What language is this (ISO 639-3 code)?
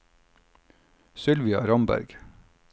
nor